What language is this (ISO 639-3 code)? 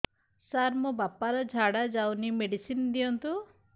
ori